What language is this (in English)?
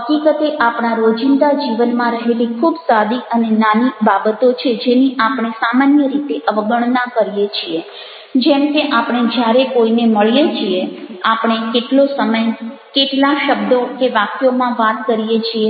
Gujarati